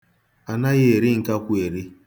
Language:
Igbo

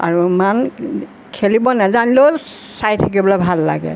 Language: Assamese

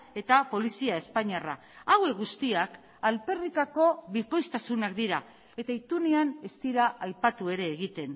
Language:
Basque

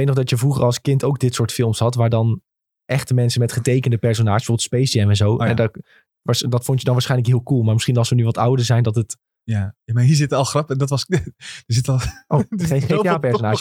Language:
Dutch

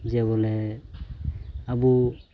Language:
Santali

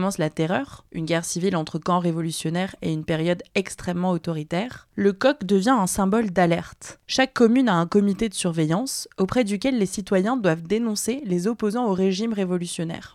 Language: French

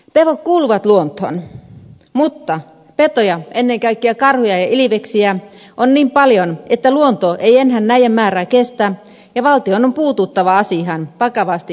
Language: Finnish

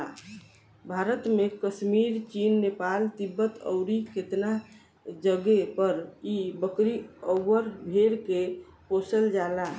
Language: Bhojpuri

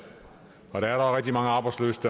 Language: Danish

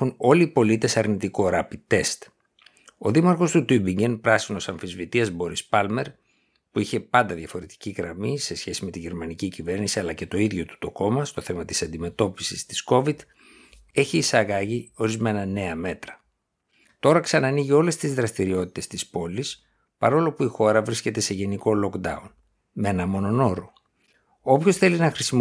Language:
Greek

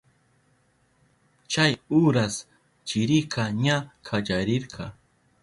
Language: Southern Pastaza Quechua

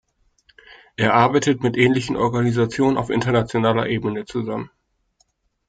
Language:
German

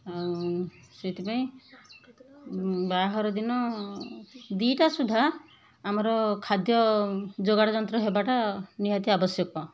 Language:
Odia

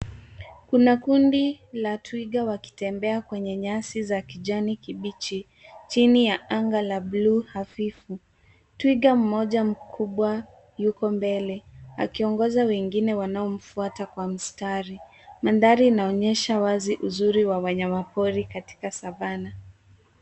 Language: Swahili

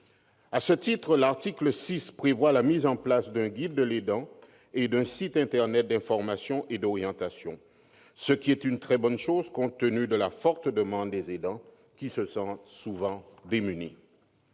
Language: French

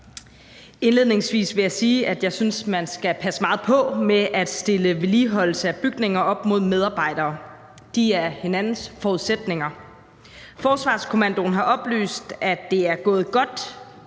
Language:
Danish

